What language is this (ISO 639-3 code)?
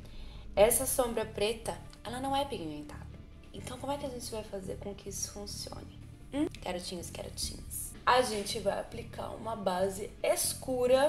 por